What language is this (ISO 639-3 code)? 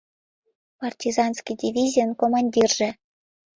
chm